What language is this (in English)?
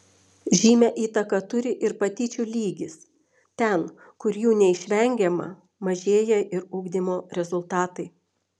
Lithuanian